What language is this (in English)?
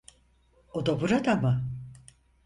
Turkish